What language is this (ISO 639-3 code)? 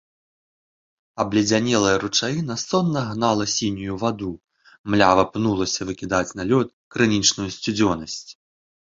bel